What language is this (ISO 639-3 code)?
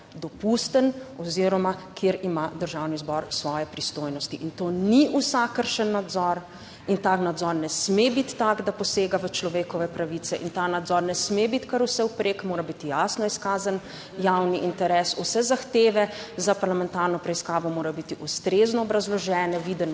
slv